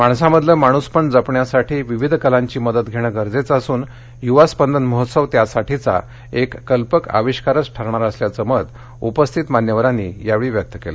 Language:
Marathi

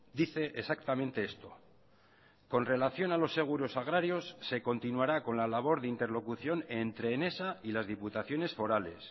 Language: Spanish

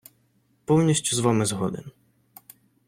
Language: Ukrainian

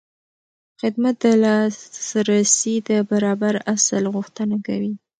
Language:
Pashto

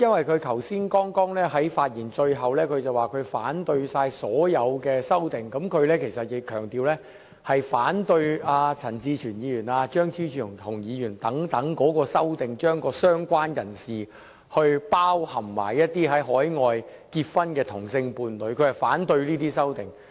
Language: Cantonese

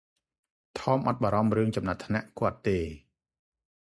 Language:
Khmer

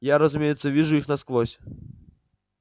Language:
Russian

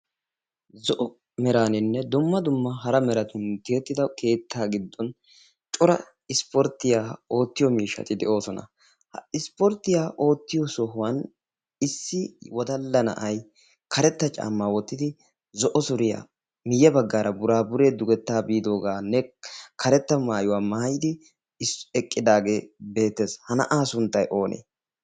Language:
Wolaytta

